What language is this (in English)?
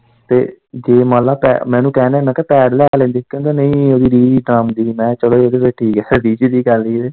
Punjabi